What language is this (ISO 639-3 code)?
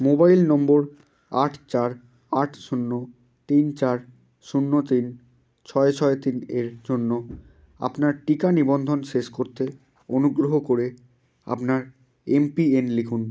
ben